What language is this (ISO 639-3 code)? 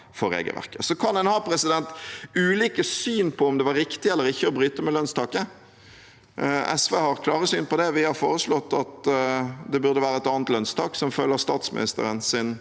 nor